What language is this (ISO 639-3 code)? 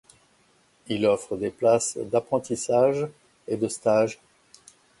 fra